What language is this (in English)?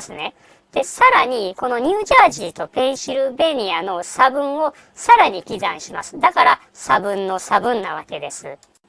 Japanese